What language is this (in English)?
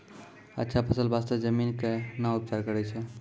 Maithili